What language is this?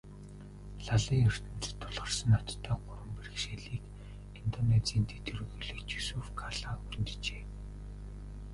Mongolian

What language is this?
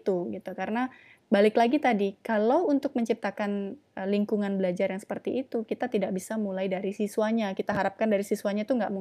Indonesian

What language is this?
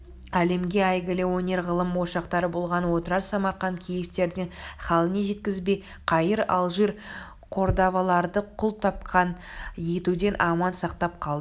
Kazakh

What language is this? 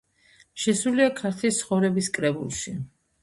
Georgian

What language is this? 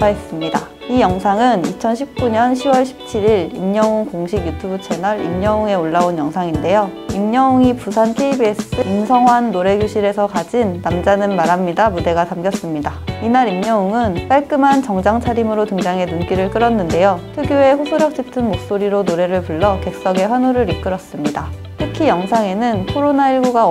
Korean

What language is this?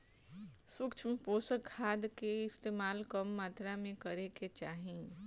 Bhojpuri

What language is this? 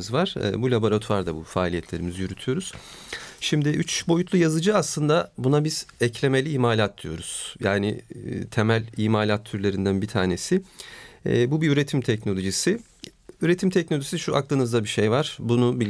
Turkish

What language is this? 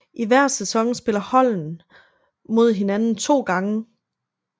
Danish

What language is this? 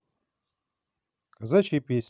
Russian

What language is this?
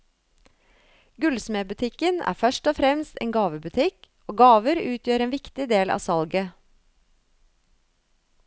Norwegian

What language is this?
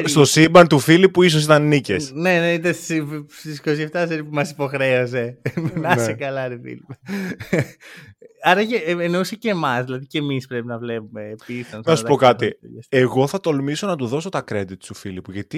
Greek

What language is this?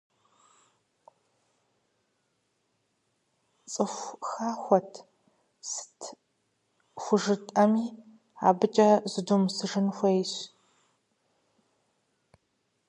Kabardian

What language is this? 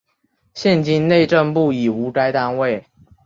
Chinese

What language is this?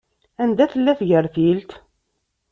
Kabyle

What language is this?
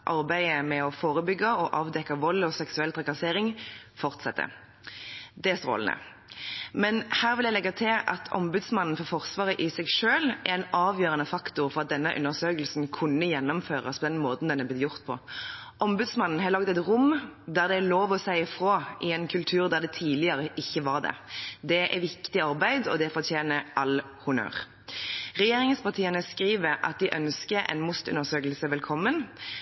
Norwegian Bokmål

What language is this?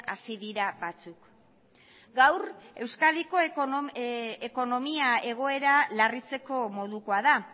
Basque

